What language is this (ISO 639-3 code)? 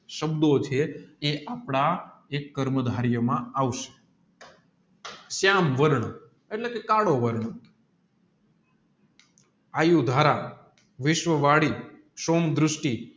guj